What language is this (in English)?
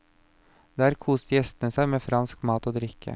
Norwegian